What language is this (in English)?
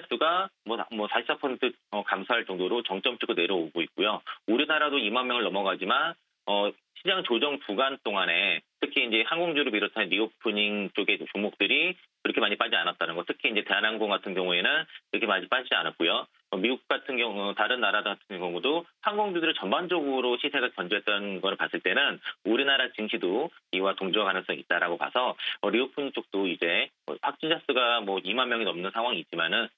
Korean